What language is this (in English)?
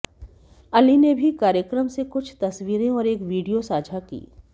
Hindi